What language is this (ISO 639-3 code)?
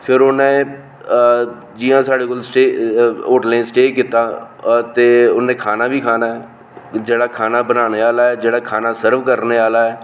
doi